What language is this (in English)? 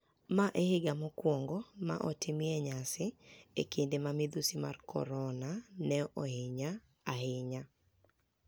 Luo (Kenya and Tanzania)